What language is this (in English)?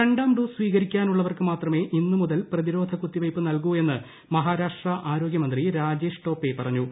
Malayalam